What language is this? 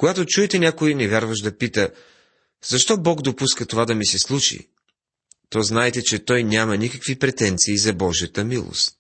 Bulgarian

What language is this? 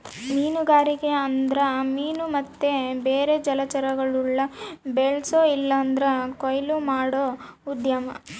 Kannada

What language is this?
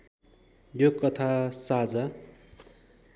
Nepali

